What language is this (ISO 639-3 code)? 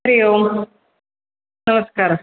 san